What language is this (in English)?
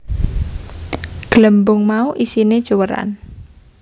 Javanese